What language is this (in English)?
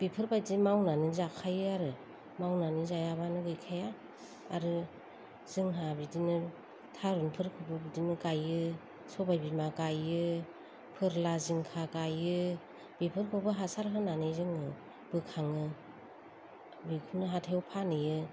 Bodo